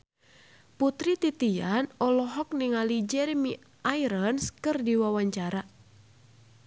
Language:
Sundanese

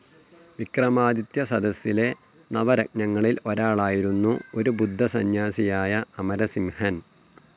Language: Malayalam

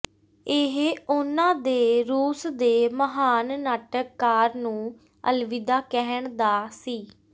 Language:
Punjabi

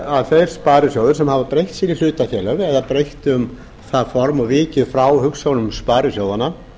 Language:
Icelandic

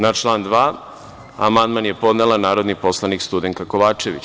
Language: Serbian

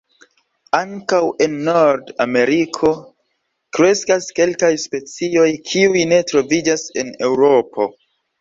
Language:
Esperanto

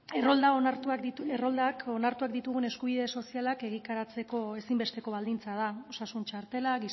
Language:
Basque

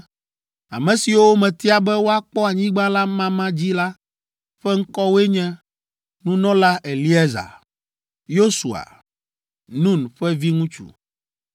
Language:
Ewe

